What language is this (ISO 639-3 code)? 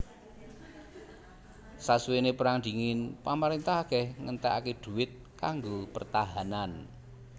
jav